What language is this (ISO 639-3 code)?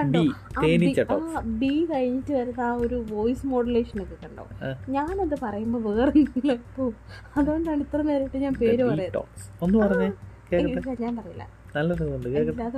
mal